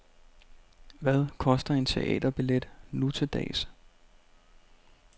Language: Danish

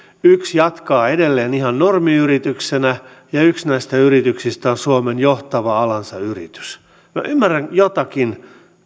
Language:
Finnish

